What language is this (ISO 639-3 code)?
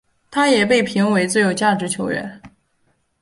zho